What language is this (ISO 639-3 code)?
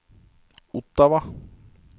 nor